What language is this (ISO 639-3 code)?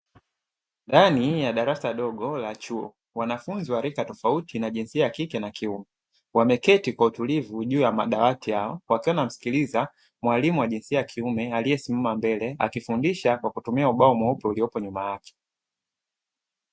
swa